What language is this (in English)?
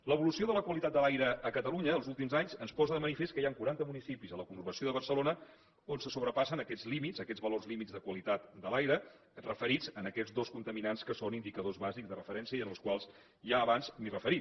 Catalan